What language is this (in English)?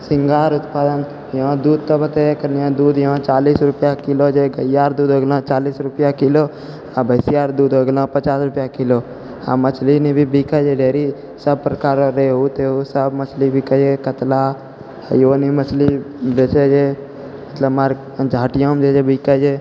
Maithili